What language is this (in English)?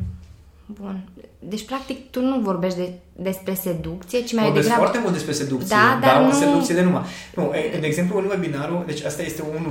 Romanian